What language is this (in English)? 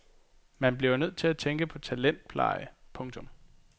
Danish